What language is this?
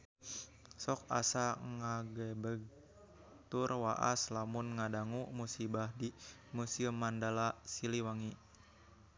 Sundanese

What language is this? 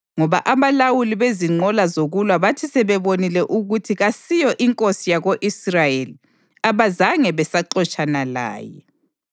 North Ndebele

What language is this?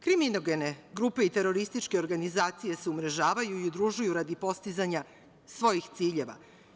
Serbian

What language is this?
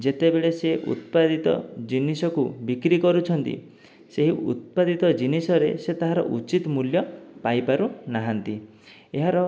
Odia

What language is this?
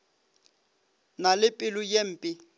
Northern Sotho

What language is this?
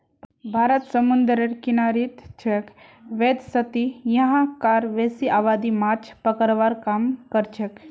Magahi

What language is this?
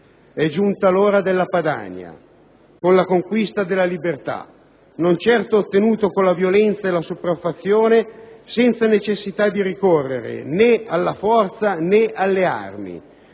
Italian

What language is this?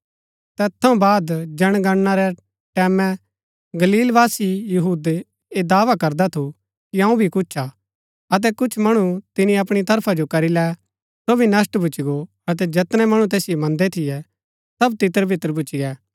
Gaddi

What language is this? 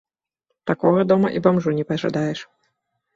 Belarusian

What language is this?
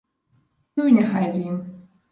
Belarusian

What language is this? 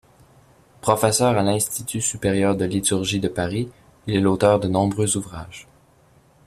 French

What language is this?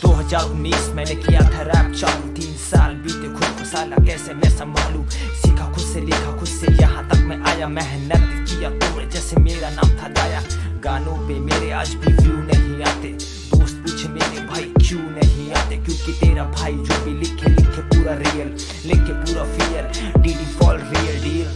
Hindi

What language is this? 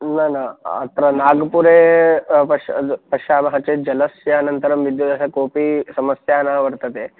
Sanskrit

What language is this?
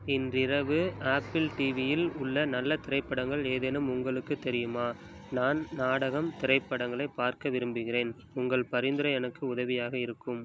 Tamil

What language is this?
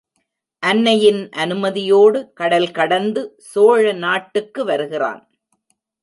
Tamil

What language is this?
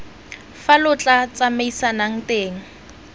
Tswana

